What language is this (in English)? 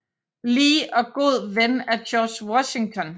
Danish